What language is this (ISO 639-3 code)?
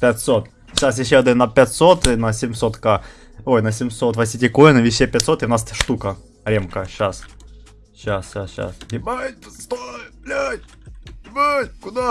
rus